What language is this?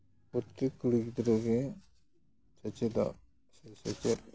Santali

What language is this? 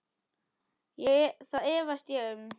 Icelandic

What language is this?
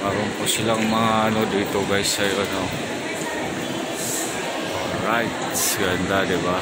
Filipino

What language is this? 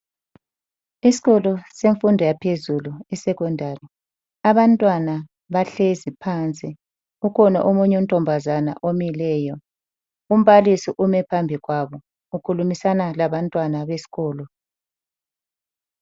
North Ndebele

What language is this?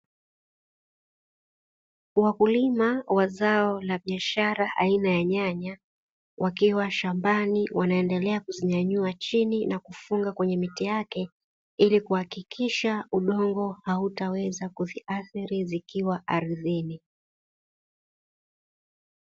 Swahili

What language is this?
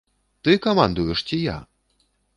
Belarusian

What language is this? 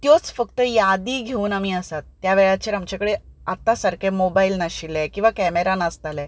Konkani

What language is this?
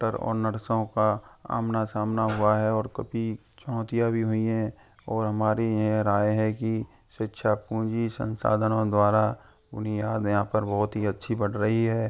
Hindi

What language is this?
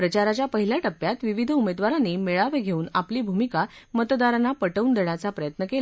Marathi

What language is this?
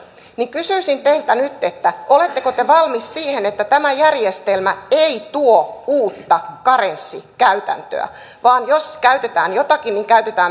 Finnish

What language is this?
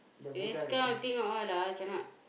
English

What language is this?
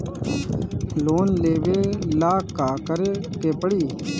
Bhojpuri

